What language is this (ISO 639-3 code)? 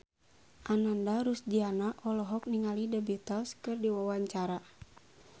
sun